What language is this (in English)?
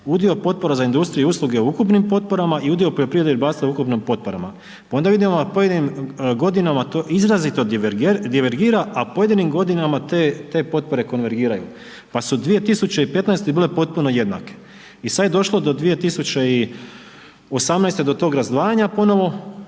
Croatian